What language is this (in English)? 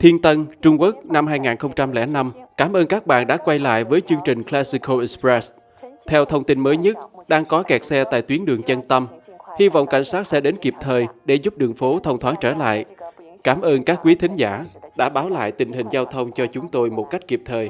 Vietnamese